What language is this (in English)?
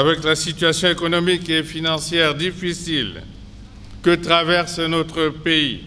French